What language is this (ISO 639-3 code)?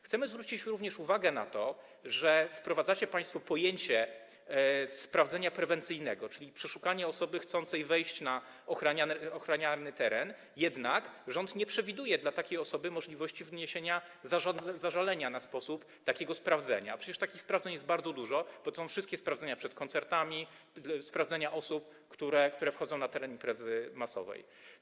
pol